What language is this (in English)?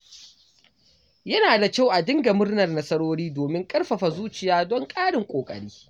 Hausa